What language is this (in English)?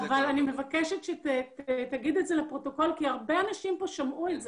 Hebrew